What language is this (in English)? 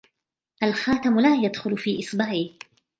Arabic